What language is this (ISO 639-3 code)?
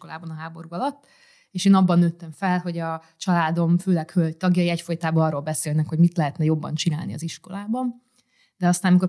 hun